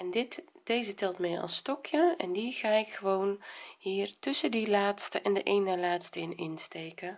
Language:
Dutch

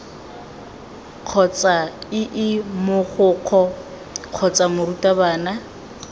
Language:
Tswana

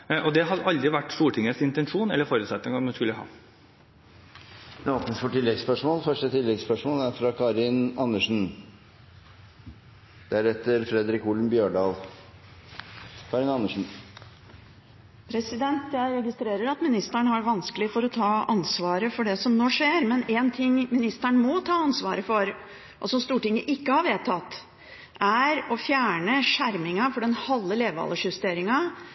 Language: Norwegian Bokmål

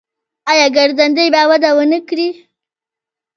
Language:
Pashto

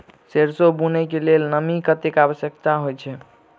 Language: Maithili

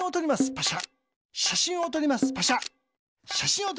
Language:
Japanese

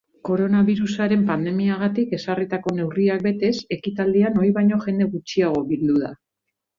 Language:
Basque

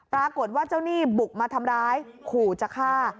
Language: Thai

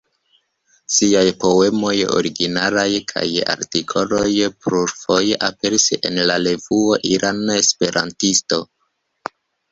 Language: Esperanto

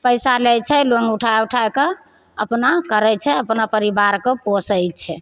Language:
Maithili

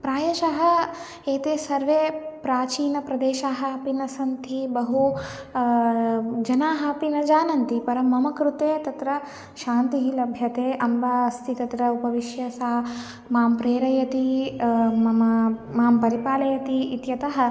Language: Sanskrit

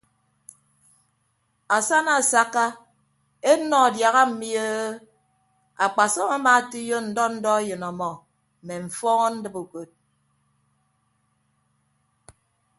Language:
Ibibio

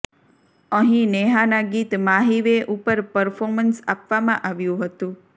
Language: Gujarati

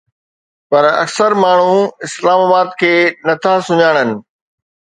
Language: Sindhi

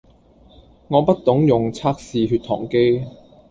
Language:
Cantonese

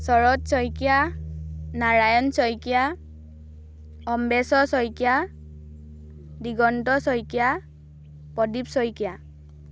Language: Assamese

